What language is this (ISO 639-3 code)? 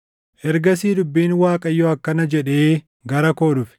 orm